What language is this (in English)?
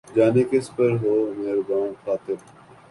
Urdu